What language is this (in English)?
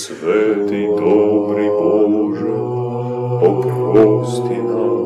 Croatian